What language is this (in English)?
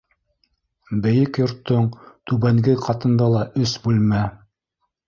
Bashkir